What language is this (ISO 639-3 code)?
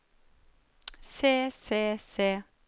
nor